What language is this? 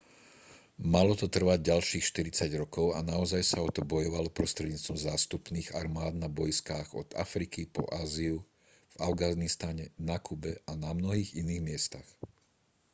Slovak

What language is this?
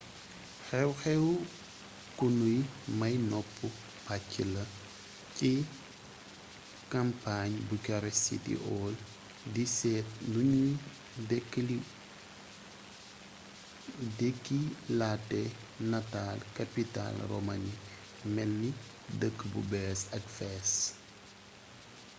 Wolof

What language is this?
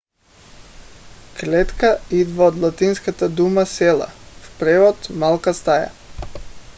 Bulgarian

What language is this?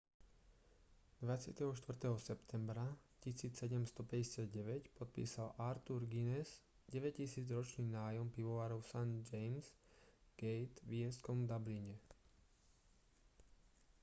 Slovak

